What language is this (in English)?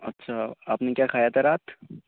Urdu